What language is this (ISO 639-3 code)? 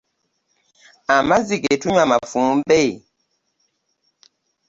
lug